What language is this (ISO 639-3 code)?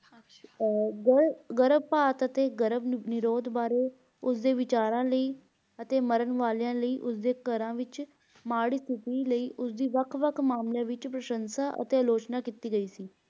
pan